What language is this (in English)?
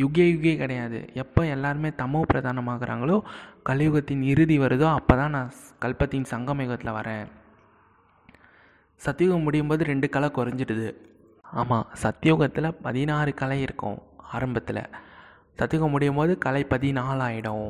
Tamil